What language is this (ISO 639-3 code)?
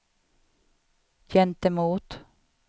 swe